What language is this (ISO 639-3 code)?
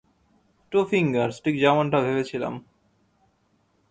ben